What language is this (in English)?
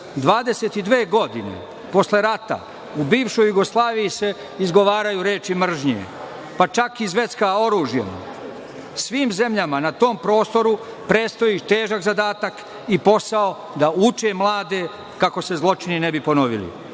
Serbian